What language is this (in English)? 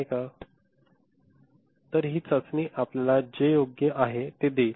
Marathi